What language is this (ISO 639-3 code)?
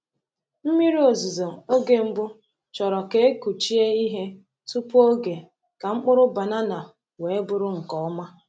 ibo